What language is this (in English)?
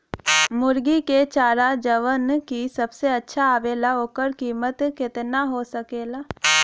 Bhojpuri